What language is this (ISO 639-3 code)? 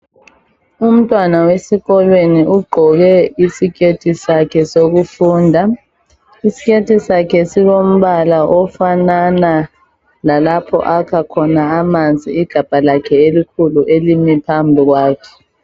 nde